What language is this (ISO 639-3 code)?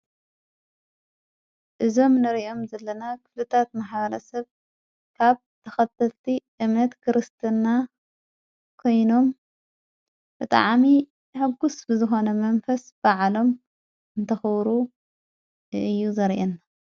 tir